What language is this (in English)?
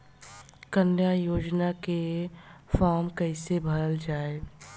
Bhojpuri